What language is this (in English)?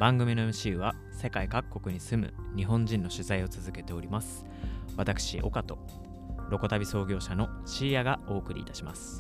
Japanese